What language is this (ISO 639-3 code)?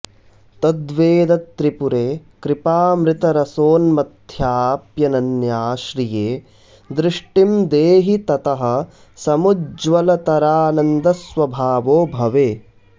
san